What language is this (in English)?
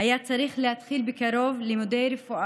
Hebrew